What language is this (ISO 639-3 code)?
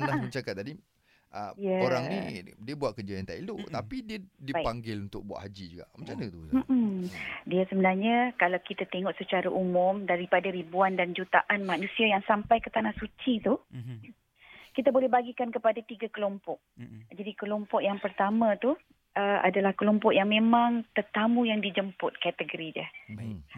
msa